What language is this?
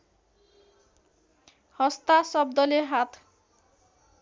Nepali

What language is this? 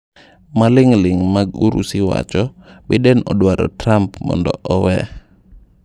Luo (Kenya and Tanzania)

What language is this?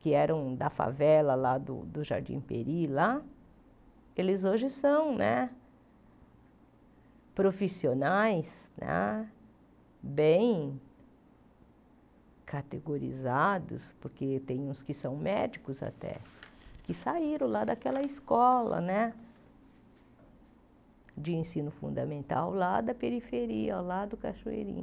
Portuguese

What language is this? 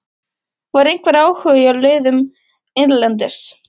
Icelandic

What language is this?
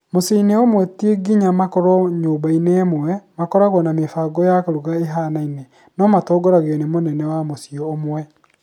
Kikuyu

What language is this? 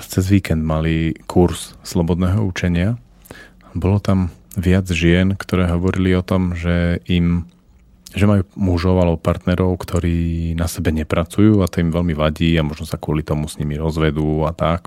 Slovak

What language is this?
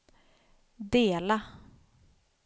Swedish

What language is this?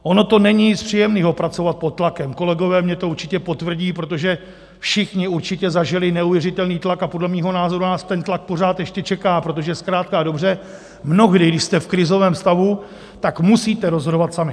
Czech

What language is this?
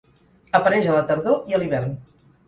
Catalan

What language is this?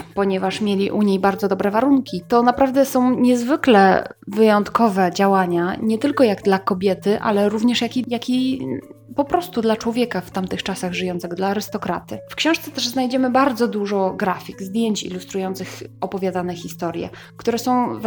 Polish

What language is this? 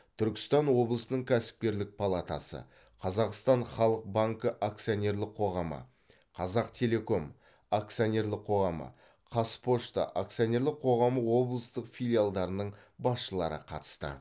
Kazakh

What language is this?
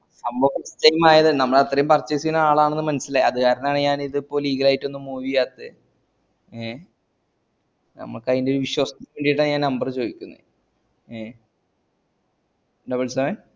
Malayalam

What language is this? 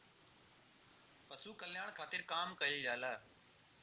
Bhojpuri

